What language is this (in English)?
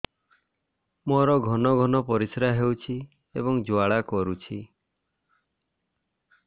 Odia